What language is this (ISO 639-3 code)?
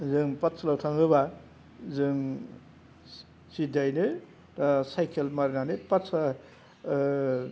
brx